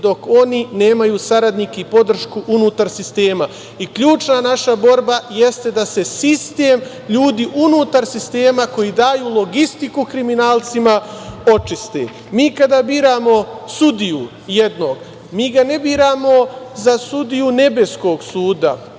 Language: Serbian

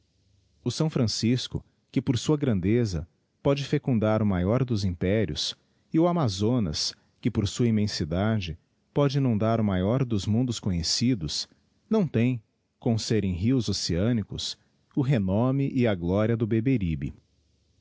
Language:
Portuguese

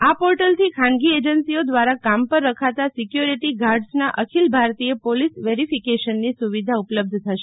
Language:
Gujarati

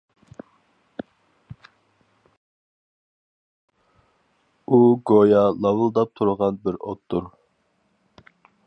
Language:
Uyghur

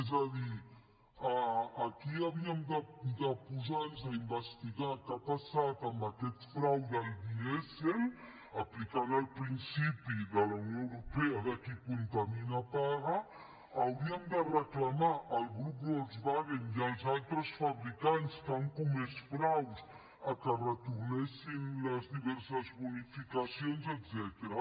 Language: Catalan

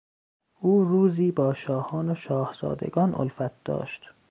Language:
Persian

